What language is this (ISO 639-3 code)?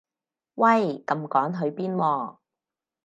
yue